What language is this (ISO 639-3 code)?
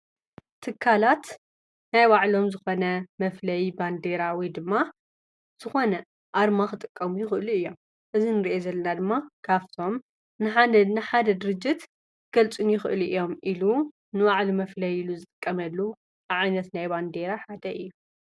tir